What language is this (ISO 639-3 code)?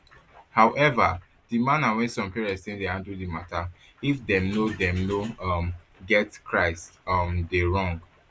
pcm